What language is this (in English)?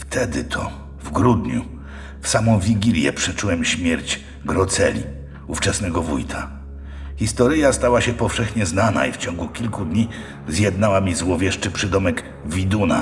Polish